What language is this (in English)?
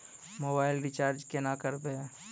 Maithili